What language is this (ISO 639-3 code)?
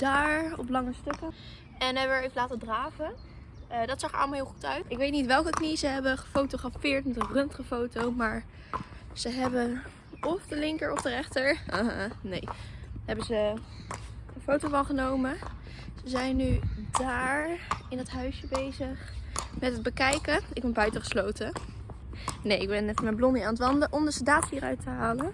nld